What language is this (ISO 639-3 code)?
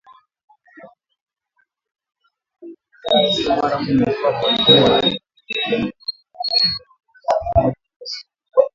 swa